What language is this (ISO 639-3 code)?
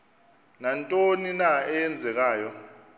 xho